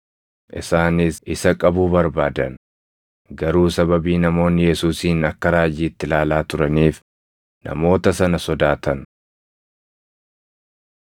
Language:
Oromo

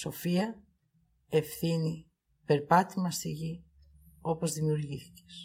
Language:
Greek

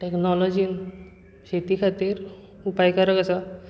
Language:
Konkani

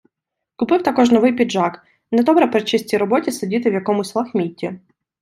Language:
Ukrainian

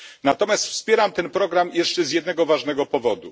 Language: Polish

